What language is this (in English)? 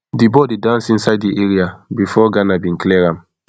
Nigerian Pidgin